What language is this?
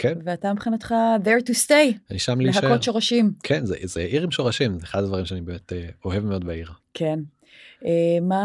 Hebrew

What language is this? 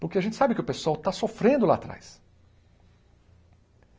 Portuguese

